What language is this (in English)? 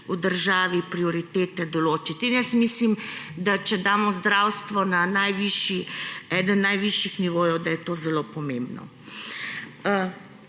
Slovenian